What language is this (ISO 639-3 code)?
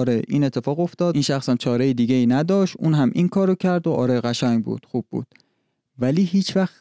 fas